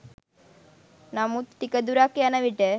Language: Sinhala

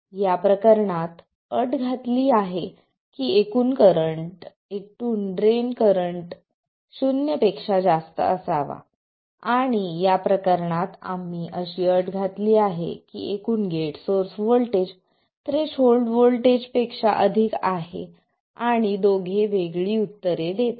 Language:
Marathi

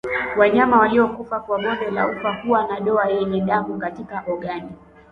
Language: Swahili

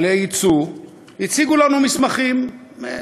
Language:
Hebrew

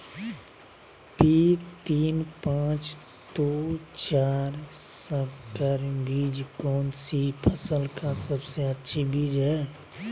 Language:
Magahi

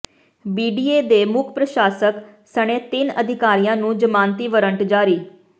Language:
Punjabi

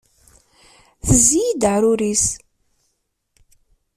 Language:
Kabyle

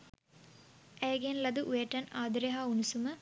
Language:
Sinhala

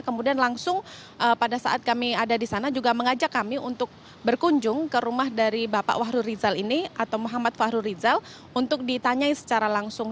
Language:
Indonesian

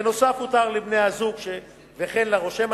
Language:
Hebrew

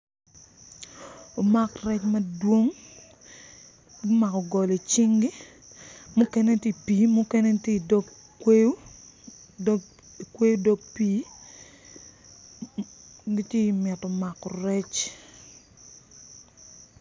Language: Acoli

